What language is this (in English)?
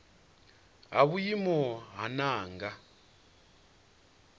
Venda